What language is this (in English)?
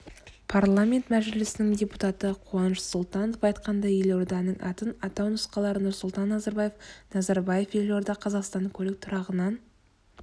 Kazakh